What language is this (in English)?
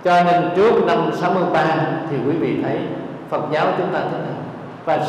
Vietnamese